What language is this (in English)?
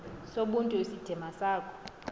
Xhosa